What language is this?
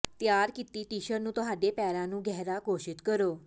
Punjabi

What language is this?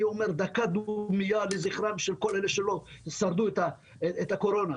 Hebrew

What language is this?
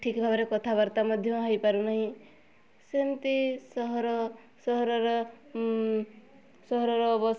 Odia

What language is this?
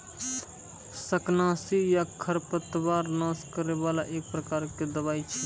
Maithili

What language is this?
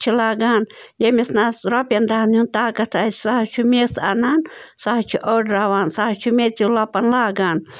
Kashmiri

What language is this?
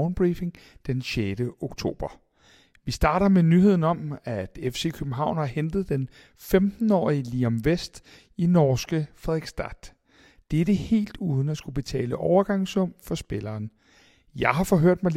Danish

